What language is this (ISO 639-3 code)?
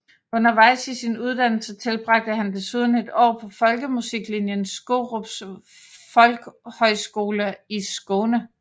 dan